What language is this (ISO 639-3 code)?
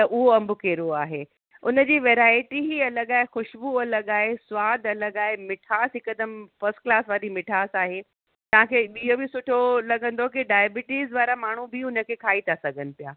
snd